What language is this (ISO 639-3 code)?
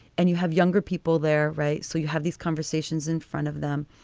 eng